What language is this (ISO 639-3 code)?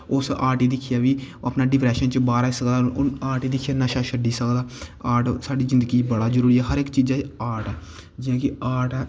doi